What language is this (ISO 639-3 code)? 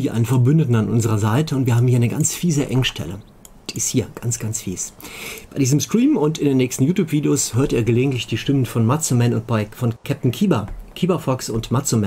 deu